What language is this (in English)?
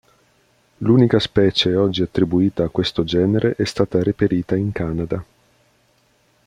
Italian